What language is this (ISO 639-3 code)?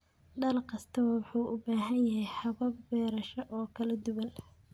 som